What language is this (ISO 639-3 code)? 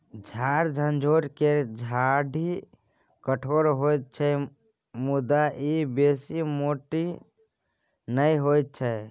mai